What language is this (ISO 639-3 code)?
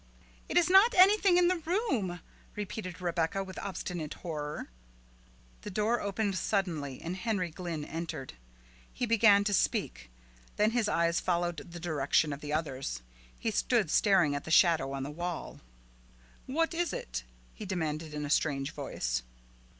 eng